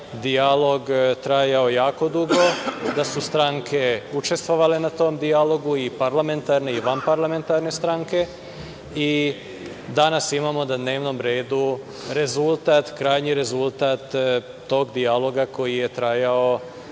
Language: Serbian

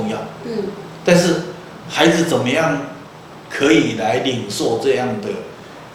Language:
Chinese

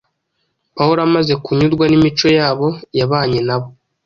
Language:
Kinyarwanda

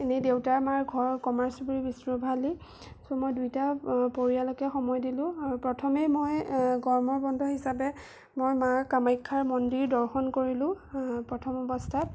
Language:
Assamese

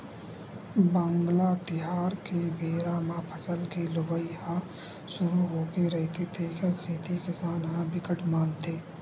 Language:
Chhattisgarhi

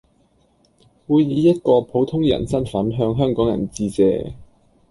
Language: Cantonese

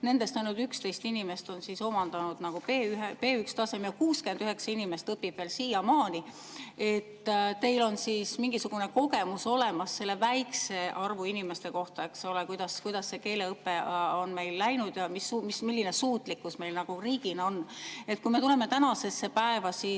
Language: Estonian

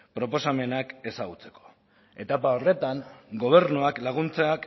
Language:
Basque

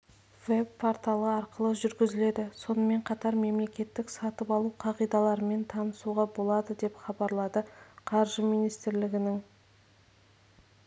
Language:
Kazakh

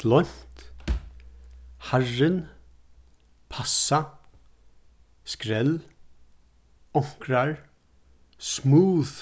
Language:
Faroese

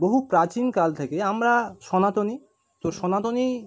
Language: Bangla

